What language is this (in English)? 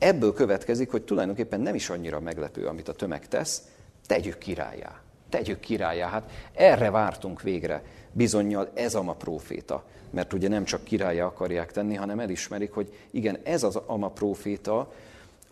Hungarian